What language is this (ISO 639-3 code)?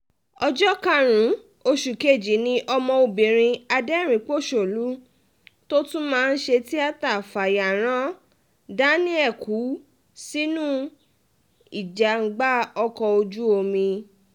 yor